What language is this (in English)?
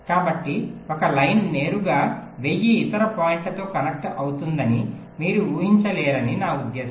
Telugu